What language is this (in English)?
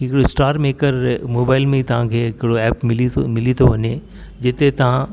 Sindhi